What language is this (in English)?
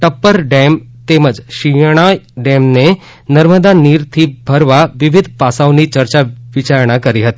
Gujarati